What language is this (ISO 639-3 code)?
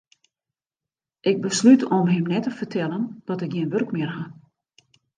fry